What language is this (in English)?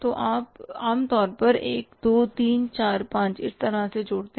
Hindi